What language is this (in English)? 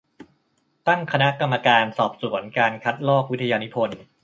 Thai